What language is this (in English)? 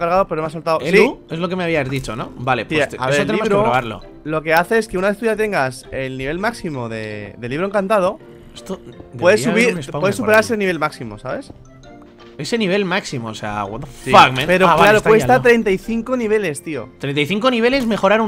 Spanish